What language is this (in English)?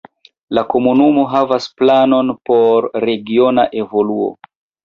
Esperanto